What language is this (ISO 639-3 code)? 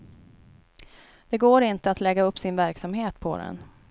swe